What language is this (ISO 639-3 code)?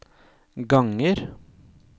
nor